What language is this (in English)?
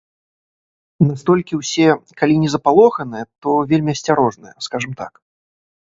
Belarusian